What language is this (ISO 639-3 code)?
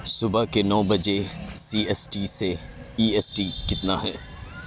urd